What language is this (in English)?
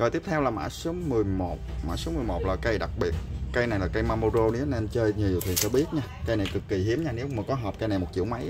Vietnamese